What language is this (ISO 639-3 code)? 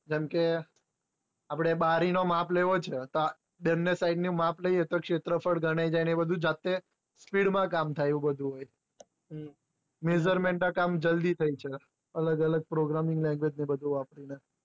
guj